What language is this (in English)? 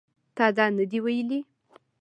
Pashto